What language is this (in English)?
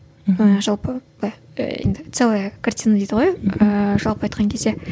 Kazakh